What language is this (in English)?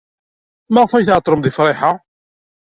Kabyle